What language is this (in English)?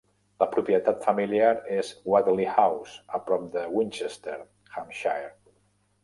Catalan